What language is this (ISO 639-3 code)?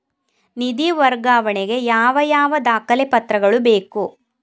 kan